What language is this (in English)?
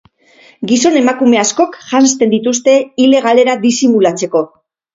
Basque